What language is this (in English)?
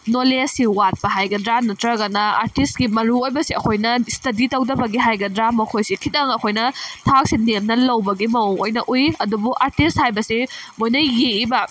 Manipuri